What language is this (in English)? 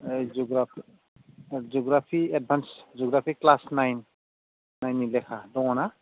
Bodo